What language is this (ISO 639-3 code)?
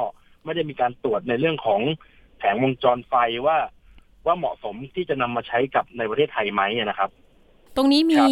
tha